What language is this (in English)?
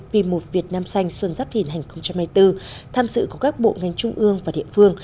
Vietnamese